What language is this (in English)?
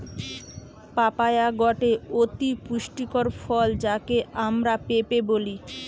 Bangla